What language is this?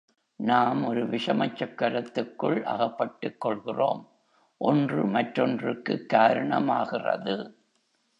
Tamil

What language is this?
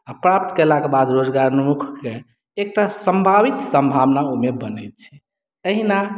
Maithili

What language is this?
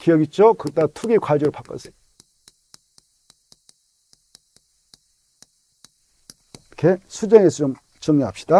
Korean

